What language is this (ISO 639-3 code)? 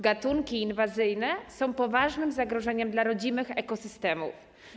pol